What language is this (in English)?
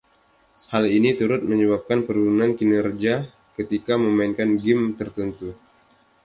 Indonesian